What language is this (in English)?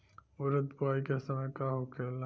Bhojpuri